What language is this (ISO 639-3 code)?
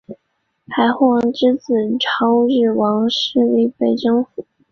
zho